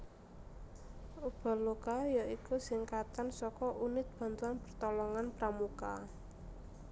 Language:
Javanese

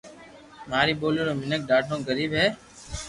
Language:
Loarki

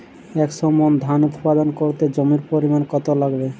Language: Bangla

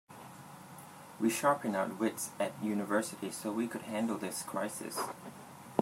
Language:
English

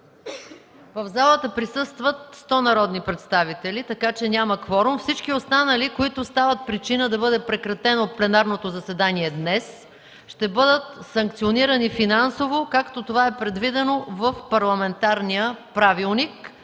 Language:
Bulgarian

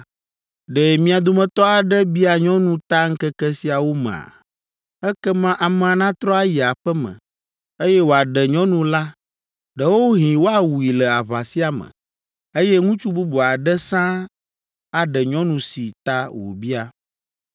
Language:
Ewe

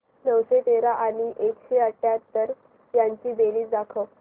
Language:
Marathi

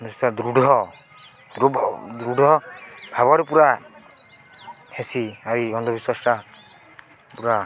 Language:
Odia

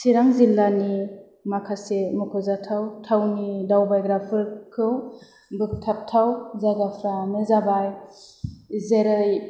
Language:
Bodo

